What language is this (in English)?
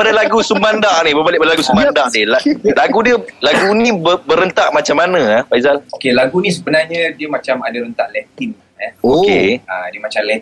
Malay